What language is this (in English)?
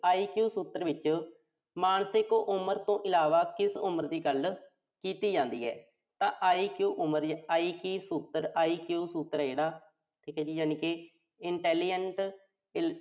Punjabi